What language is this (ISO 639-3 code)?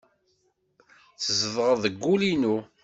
kab